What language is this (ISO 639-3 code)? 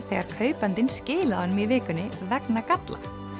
isl